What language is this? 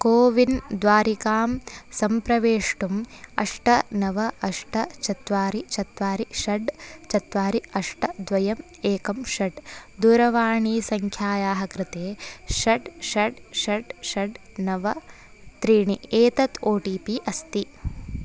Sanskrit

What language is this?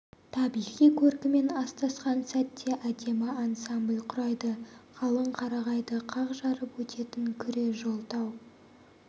Kazakh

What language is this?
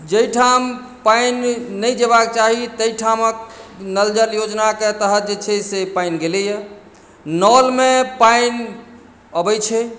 Maithili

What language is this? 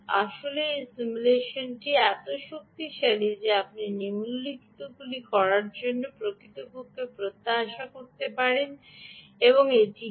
Bangla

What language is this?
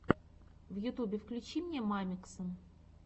Russian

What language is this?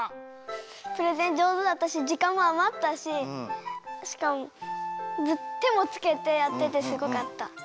Japanese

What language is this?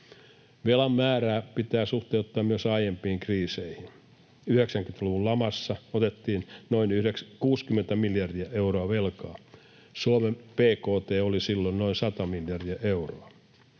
Finnish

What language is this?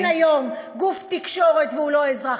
Hebrew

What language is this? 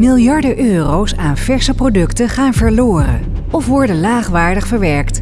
Dutch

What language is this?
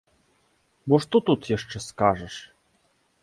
Belarusian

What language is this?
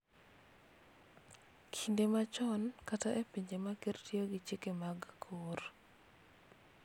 Luo (Kenya and Tanzania)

